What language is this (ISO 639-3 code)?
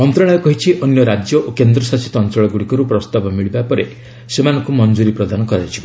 ori